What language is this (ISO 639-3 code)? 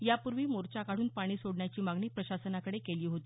mar